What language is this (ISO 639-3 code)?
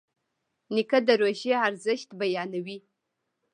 pus